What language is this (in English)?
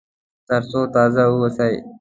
Pashto